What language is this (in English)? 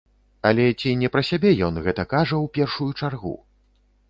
Belarusian